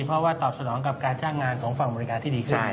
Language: Thai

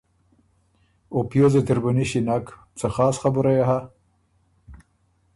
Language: Ormuri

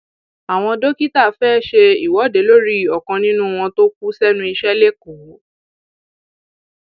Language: Yoruba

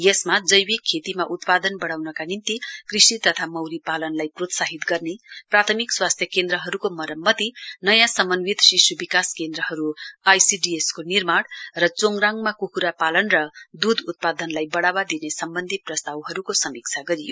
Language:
Nepali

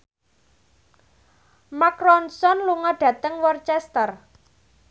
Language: Javanese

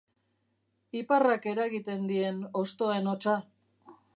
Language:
Basque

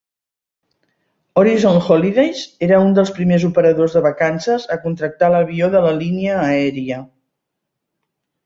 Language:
Catalan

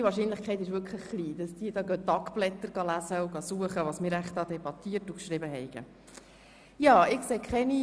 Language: Swiss German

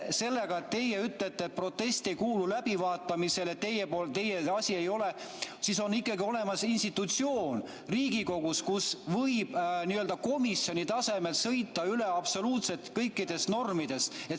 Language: Estonian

